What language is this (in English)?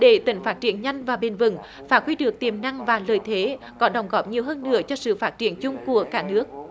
Vietnamese